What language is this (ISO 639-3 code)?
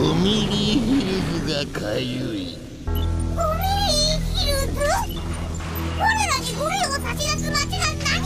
jpn